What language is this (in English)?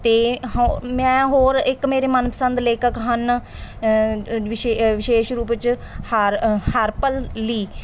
Punjabi